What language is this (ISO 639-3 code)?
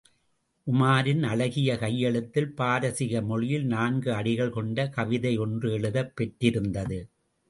tam